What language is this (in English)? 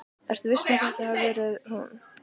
Icelandic